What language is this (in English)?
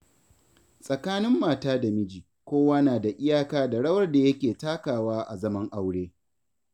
Hausa